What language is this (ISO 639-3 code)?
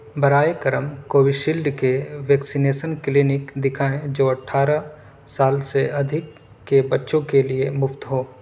urd